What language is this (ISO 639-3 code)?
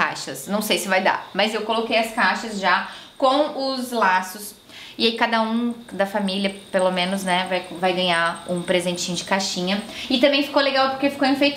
por